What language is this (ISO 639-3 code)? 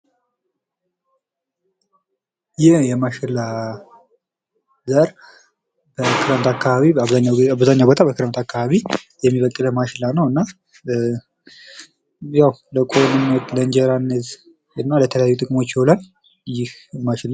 amh